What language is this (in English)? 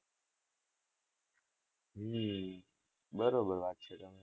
Gujarati